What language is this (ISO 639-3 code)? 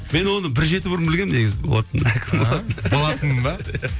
kaz